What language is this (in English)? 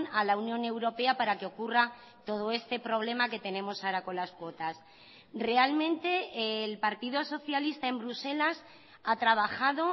Spanish